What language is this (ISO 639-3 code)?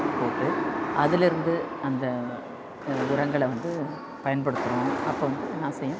tam